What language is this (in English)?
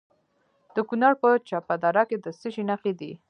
Pashto